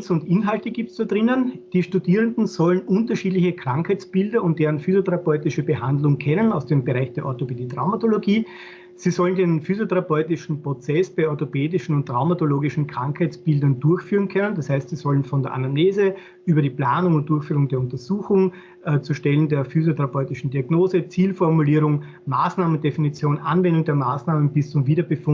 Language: German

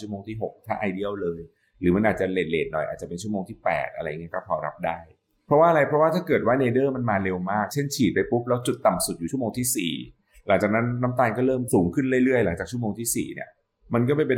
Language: Thai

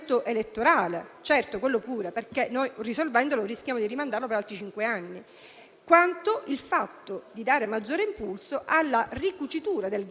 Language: Italian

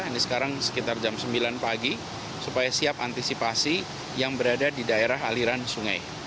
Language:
Indonesian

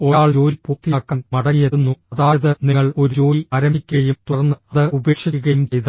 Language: Malayalam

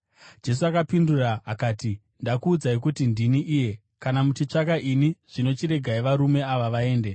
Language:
Shona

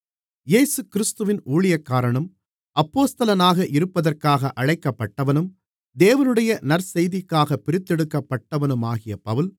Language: Tamil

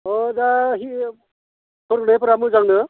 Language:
Bodo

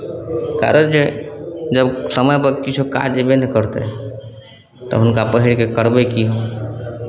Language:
Maithili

